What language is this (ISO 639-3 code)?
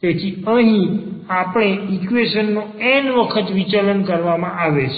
guj